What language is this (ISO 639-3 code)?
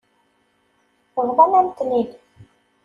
kab